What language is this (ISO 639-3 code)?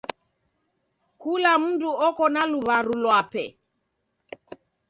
dav